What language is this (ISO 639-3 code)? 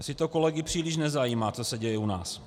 ces